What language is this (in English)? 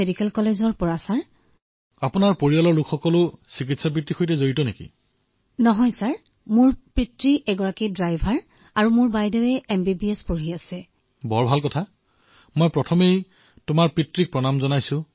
Assamese